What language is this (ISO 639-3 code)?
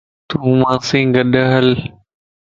lss